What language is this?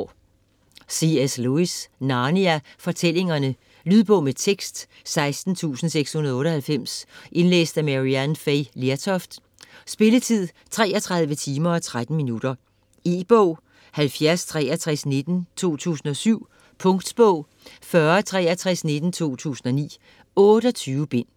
Danish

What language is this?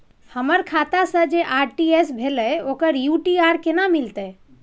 Maithili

